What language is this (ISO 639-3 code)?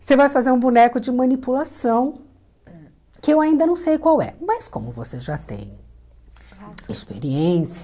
por